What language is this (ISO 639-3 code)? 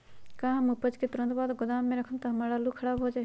mag